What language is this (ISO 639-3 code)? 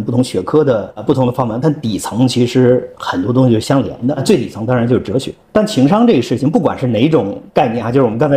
zho